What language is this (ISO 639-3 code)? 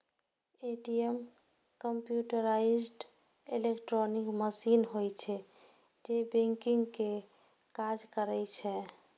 mai